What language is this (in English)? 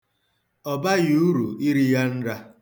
Igbo